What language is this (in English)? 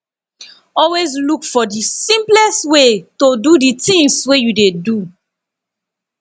Nigerian Pidgin